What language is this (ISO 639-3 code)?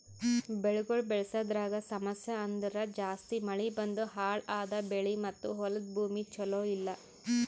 kan